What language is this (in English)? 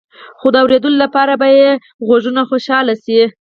Pashto